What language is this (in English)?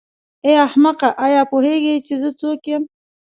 Pashto